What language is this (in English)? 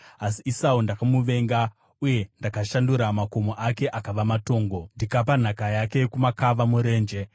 Shona